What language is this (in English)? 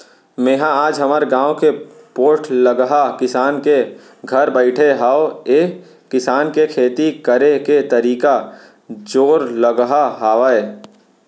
Chhattisgarhi